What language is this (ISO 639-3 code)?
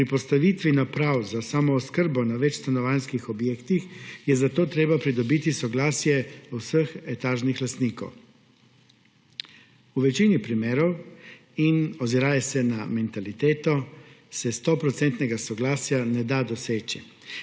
slv